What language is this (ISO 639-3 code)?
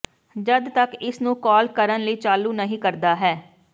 pan